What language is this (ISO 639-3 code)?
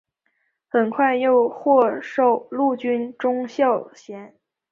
zho